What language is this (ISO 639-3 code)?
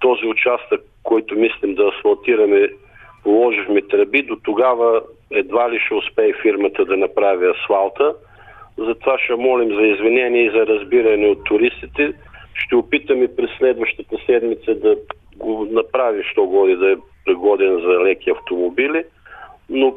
bul